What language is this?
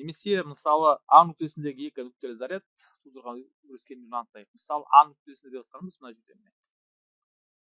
Turkish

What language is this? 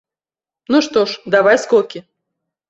Belarusian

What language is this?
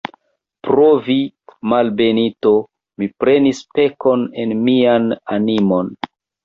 Esperanto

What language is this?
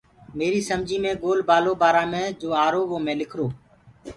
Gurgula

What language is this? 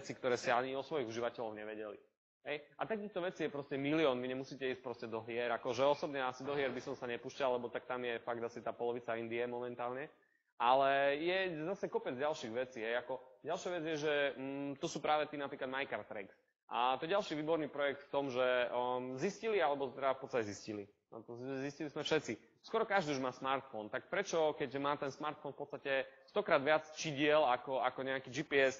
Slovak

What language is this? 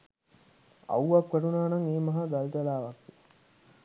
Sinhala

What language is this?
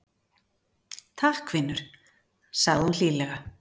Icelandic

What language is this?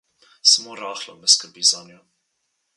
Slovenian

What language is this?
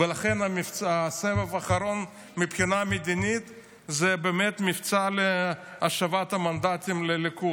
Hebrew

